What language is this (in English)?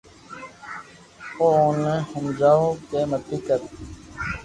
Loarki